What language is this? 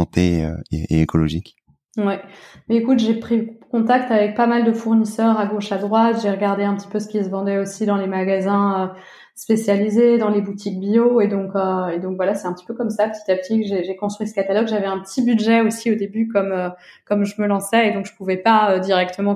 French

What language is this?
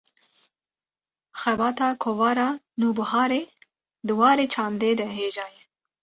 Kurdish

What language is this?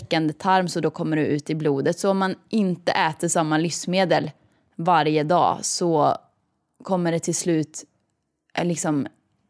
Swedish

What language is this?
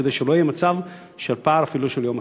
Hebrew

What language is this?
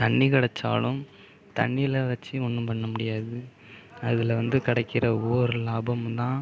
Tamil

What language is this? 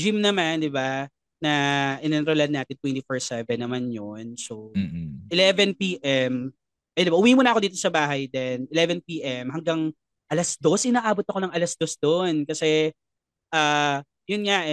Filipino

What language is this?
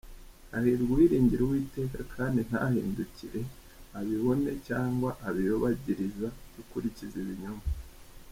Kinyarwanda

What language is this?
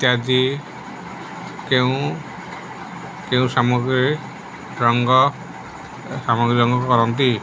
Odia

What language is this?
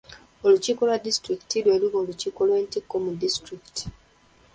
Ganda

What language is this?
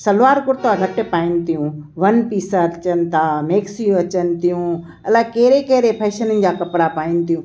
Sindhi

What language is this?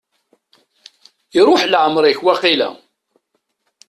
Kabyle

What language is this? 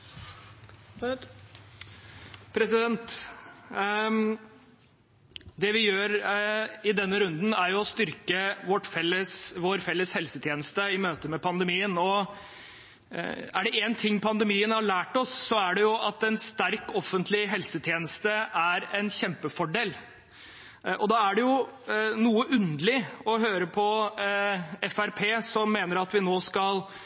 Norwegian Bokmål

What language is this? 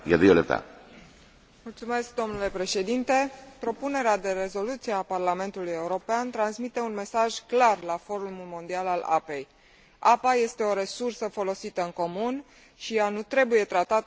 Romanian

